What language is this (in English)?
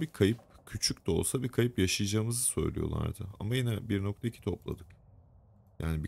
Turkish